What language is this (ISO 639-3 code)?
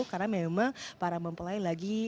ind